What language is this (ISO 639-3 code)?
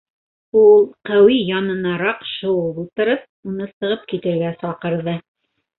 bak